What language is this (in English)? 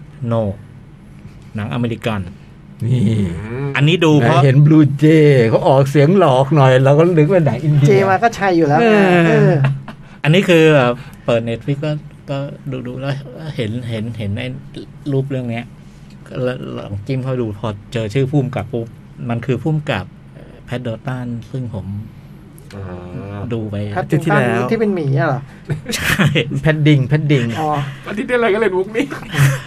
Thai